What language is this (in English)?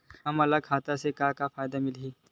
Chhattisgarhi